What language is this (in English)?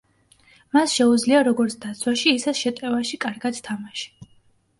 Georgian